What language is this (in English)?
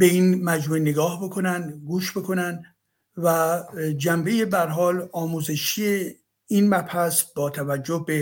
Persian